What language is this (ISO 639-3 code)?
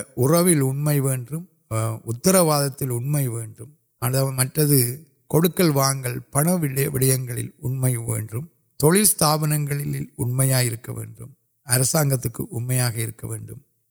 urd